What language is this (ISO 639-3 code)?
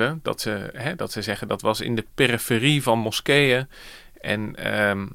nld